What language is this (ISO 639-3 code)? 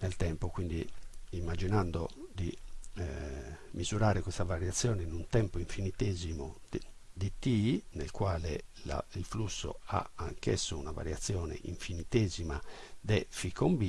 ita